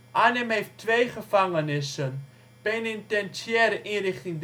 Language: Dutch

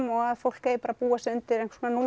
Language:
Icelandic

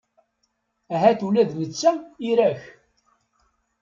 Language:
Kabyle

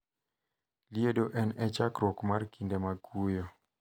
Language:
Luo (Kenya and Tanzania)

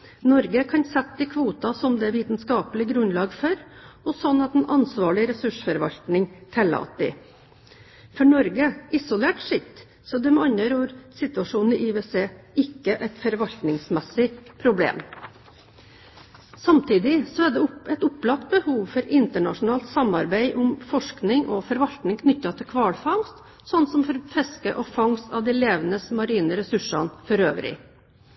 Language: Norwegian Bokmål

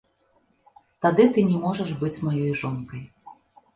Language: Belarusian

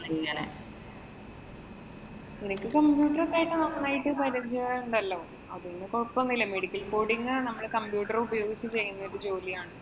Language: Malayalam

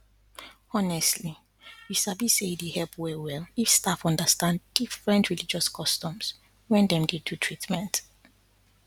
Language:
Nigerian Pidgin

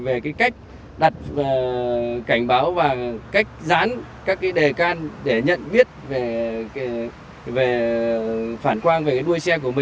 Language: Vietnamese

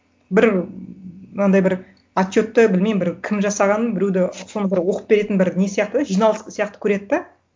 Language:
Kazakh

